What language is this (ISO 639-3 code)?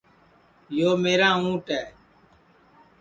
ssi